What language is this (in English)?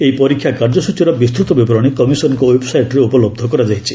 Odia